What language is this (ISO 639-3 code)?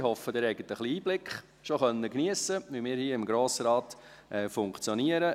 gsw